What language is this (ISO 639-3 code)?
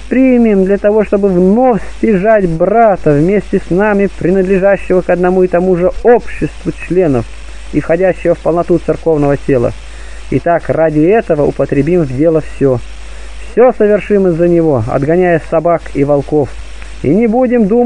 rus